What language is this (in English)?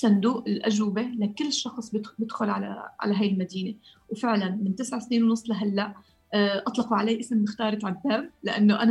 Arabic